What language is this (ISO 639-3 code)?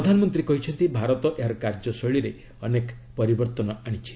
ori